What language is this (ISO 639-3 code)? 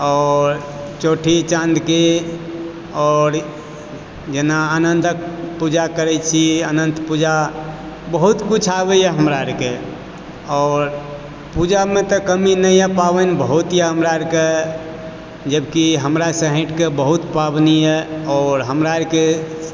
mai